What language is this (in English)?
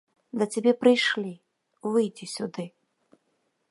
Belarusian